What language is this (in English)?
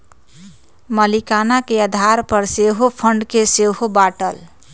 Magahi